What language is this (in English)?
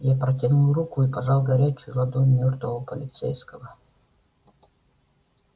Russian